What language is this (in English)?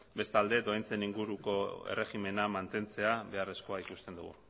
Basque